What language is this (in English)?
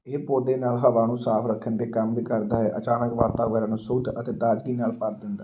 Punjabi